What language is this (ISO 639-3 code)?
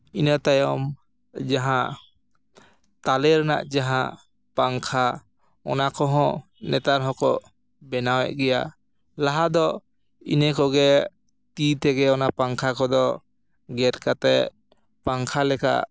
sat